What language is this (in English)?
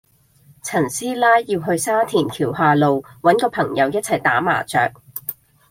Cantonese